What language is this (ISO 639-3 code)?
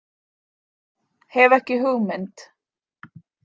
isl